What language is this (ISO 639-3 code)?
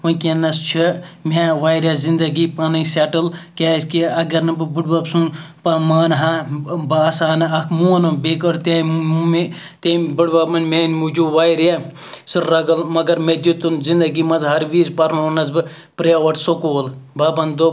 kas